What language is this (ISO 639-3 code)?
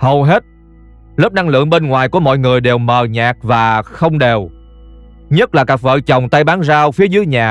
vie